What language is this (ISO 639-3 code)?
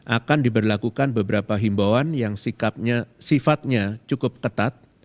ind